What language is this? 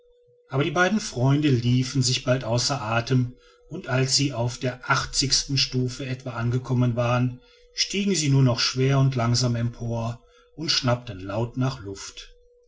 German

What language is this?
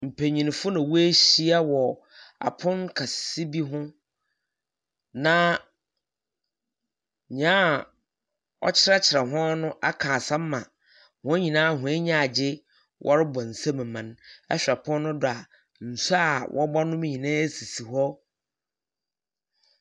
Akan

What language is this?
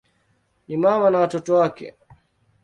Swahili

